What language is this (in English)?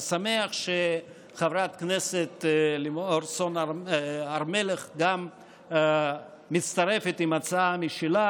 Hebrew